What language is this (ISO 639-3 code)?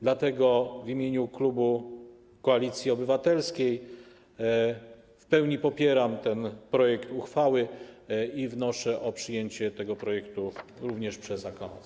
pol